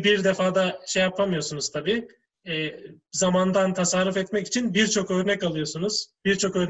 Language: Turkish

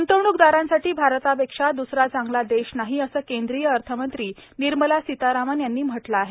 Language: Marathi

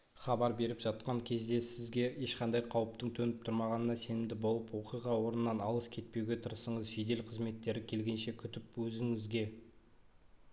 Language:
Kazakh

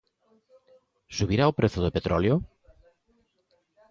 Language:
Galician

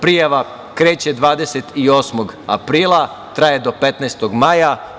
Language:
Serbian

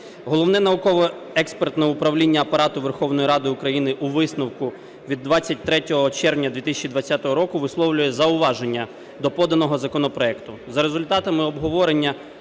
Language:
Ukrainian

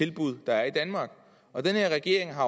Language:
Danish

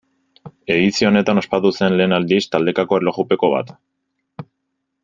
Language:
Basque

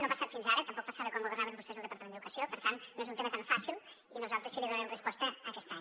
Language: Catalan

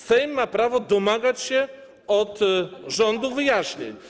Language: Polish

